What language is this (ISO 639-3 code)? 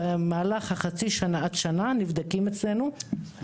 heb